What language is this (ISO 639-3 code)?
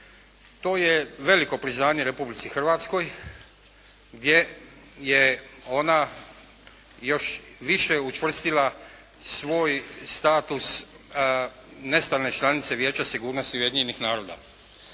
hrv